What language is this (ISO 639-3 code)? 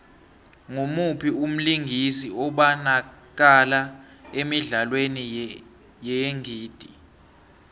nbl